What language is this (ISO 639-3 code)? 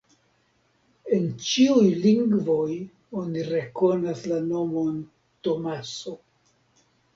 epo